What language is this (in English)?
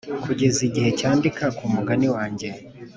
Kinyarwanda